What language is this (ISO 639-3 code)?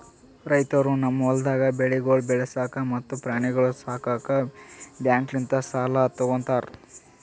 kan